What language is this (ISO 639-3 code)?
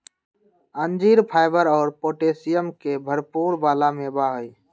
mag